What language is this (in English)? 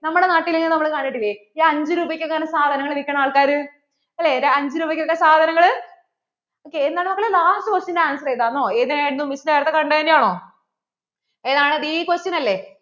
Malayalam